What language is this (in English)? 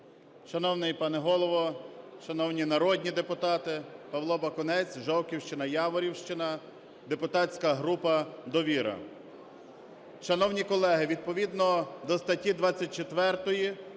Ukrainian